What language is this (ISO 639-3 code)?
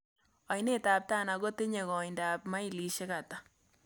kln